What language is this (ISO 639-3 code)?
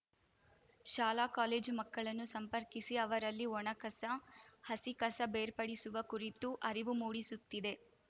kan